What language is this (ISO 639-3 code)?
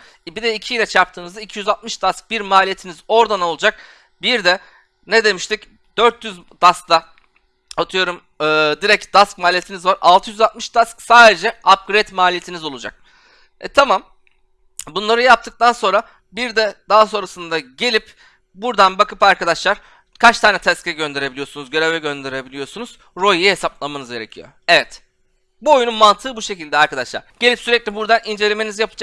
tur